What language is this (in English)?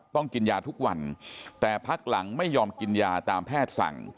Thai